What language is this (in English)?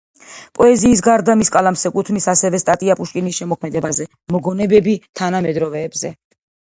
Georgian